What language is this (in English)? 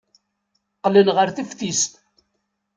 Kabyle